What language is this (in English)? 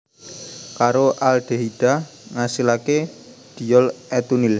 Javanese